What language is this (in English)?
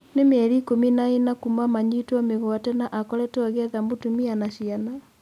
Kikuyu